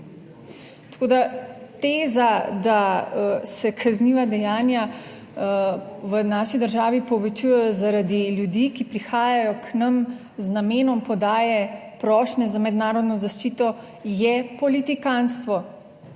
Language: Slovenian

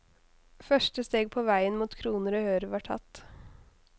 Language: Norwegian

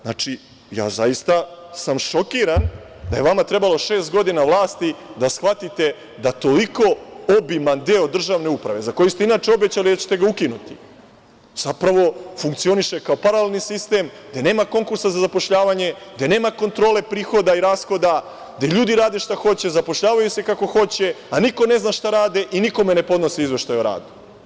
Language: Serbian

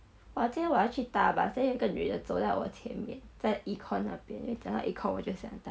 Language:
English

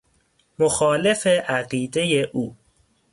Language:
Persian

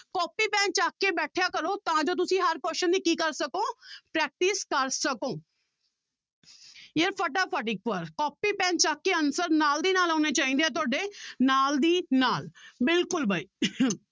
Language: Punjabi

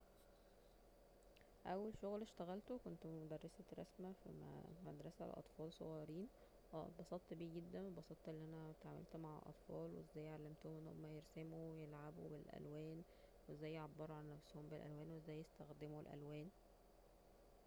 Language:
Egyptian Arabic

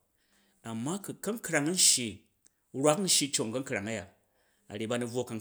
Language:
Jju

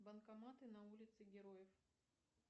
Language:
Russian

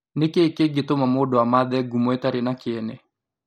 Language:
Kikuyu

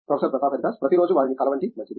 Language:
Telugu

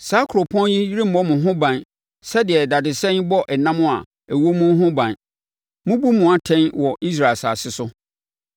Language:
Akan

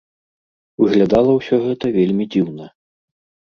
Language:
Belarusian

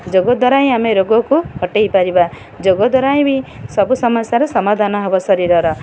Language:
Odia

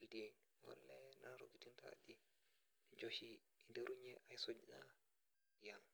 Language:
Masai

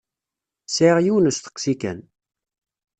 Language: Kabyle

